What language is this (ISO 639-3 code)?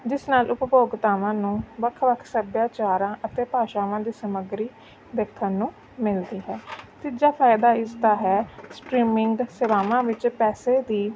pan